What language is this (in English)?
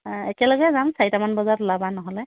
Assamese